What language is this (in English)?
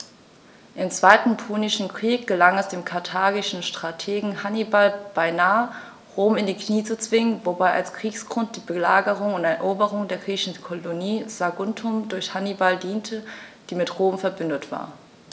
German